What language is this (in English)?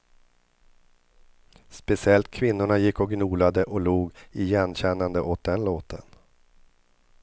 Swedish